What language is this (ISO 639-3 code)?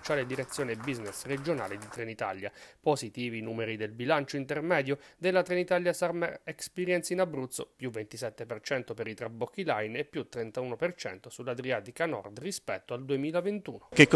ita